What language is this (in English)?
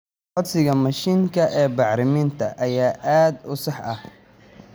Somali